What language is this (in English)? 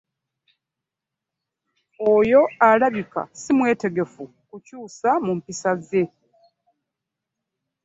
Ganda